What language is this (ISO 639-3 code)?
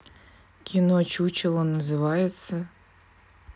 rus